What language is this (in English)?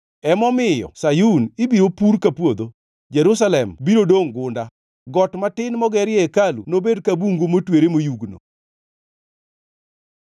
Luo (Kenya and Tanzania)